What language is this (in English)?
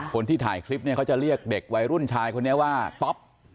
Thai